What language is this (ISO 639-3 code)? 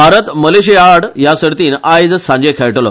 kok